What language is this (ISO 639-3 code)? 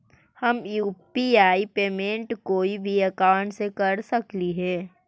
mag